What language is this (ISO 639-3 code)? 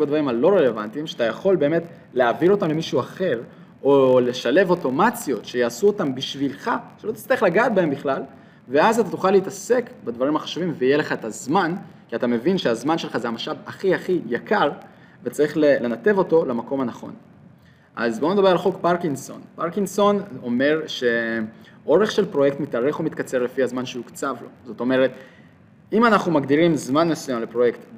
heb